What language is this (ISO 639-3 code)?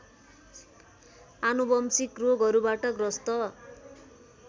nep